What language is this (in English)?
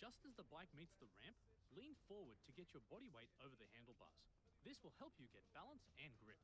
German